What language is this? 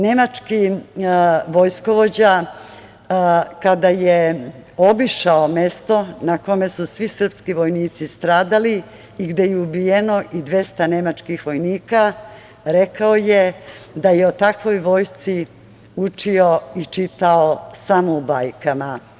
Serbian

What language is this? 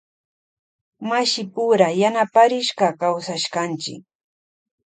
Loja Highland Quichua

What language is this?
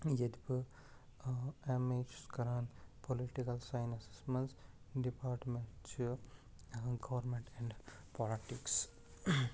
Kashmiri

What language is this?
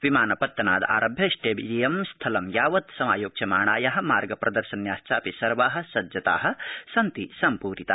Sanskrit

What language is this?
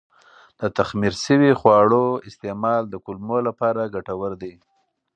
Pashto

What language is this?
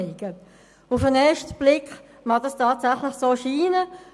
Swiss German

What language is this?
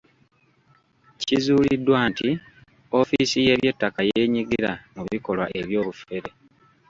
Ganda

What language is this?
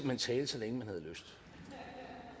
Danish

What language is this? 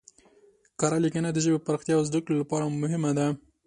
Pashto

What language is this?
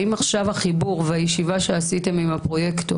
Hebrew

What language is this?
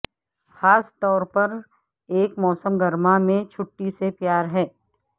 Urdu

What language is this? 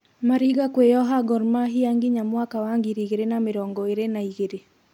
Kikuyu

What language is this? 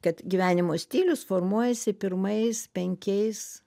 Lithuanian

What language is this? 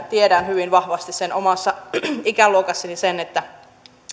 Finnish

